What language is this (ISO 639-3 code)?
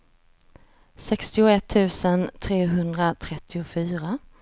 swe